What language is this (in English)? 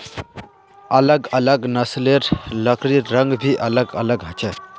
Magahi